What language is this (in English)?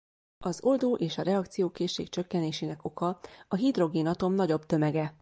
Hungarian